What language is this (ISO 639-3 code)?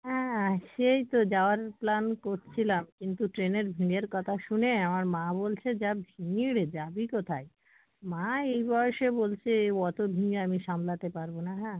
ben